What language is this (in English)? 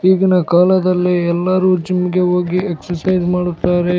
Kannada